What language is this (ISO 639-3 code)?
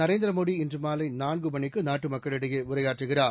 tam